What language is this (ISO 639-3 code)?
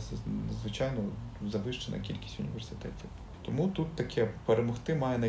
ukr